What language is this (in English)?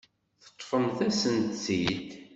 Kabyle